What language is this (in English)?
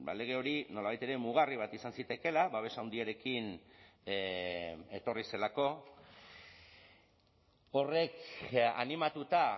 Basque